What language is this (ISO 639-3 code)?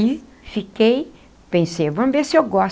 por